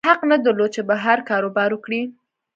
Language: Pashto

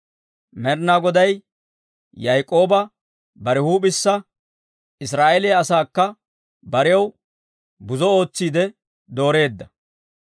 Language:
Dawro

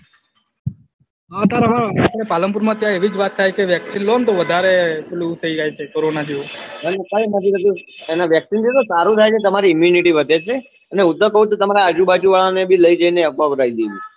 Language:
Gujarati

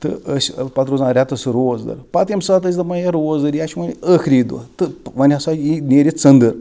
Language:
Kashmiri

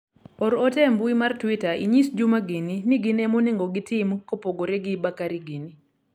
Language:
Luo (Kenya and Tanzania)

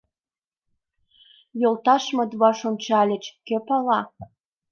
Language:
Mari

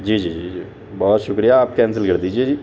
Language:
Urdu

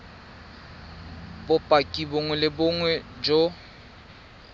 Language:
Tswana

